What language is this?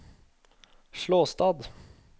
Norwegian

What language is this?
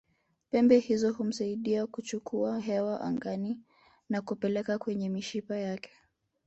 Swahili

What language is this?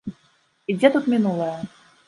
Belarusian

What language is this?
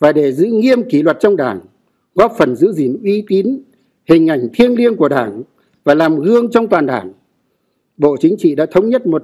Vietnamese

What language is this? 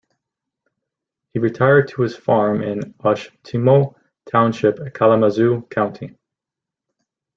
English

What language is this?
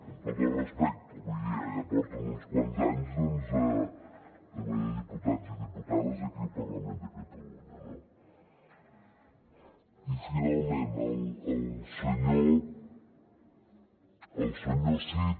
Catalan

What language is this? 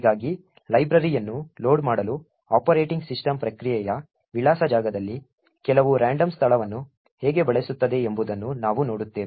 Kannada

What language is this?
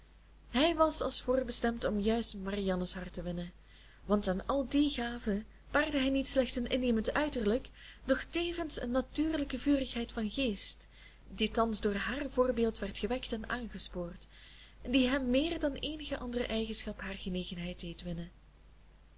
Dutch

